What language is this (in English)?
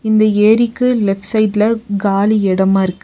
Tamil